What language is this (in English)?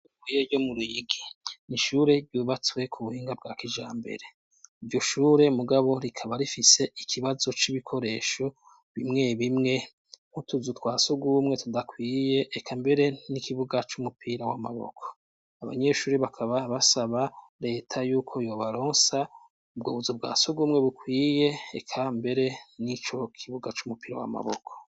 Rundi